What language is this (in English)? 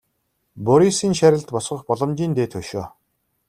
Mongolian